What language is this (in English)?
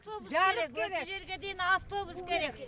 Kazakh